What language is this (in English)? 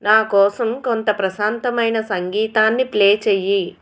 Telugu